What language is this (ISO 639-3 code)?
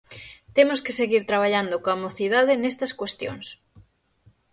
glg